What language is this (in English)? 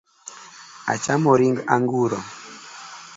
Luo (Kenya and Tanzania)